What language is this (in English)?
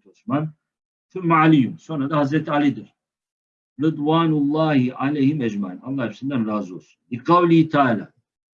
Turkish